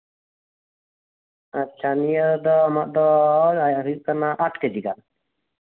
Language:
Santali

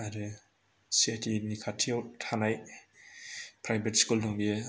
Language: Bodo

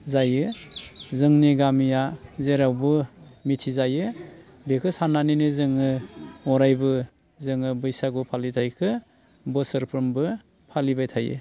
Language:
Bodo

